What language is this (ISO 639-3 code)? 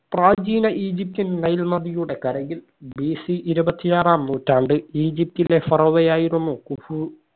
mal